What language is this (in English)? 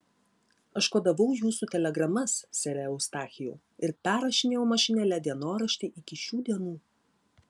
Lithuanian